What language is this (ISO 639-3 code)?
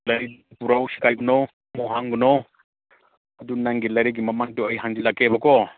mni